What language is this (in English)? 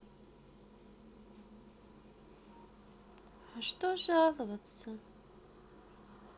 Russian